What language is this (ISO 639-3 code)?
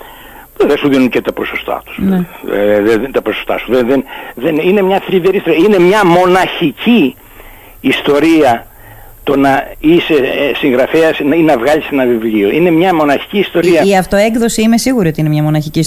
ell